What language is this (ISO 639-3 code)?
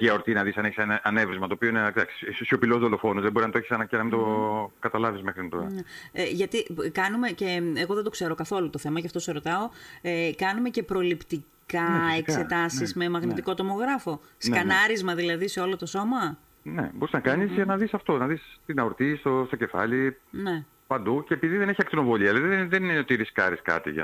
ell